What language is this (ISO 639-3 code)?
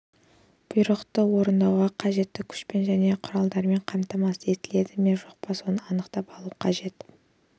kaz